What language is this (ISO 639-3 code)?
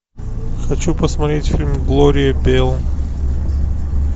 rus